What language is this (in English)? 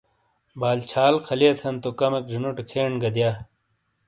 Shina